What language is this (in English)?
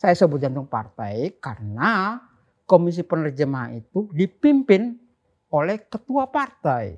Indonesian